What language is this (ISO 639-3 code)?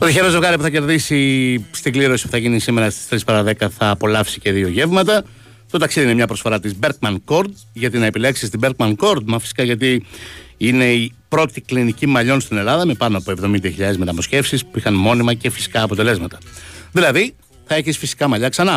ell